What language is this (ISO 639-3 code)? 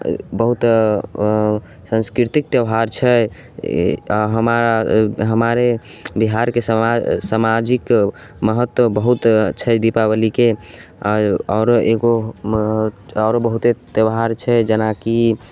mai